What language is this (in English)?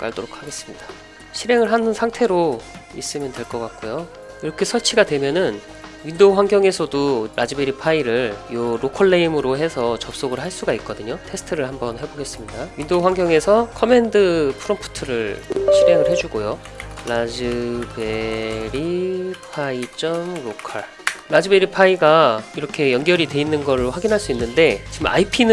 Korean